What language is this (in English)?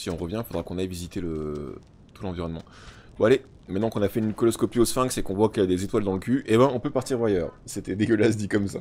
French